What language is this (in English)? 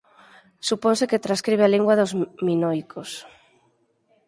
Galician